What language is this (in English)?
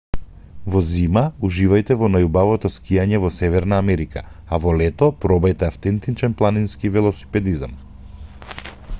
Macedonian